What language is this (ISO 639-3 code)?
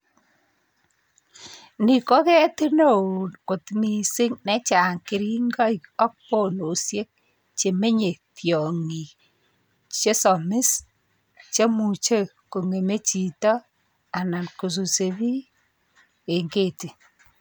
kln